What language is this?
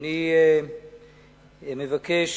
Hebrew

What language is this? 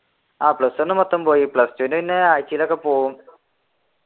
Malayalam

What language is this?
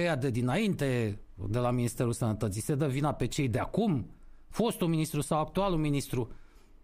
Romanian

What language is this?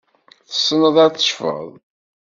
Kabyle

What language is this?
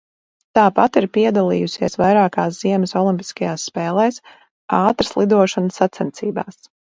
Latvian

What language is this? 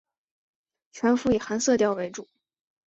Chinese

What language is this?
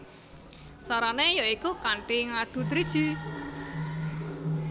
Javanese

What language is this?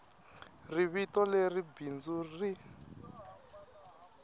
Tsonga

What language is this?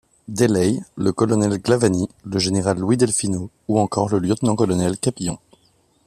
French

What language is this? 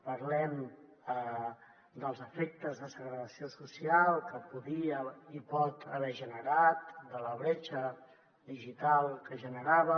Catalan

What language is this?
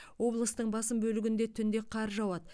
Kazakh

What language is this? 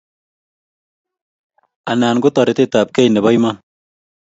Kalenjin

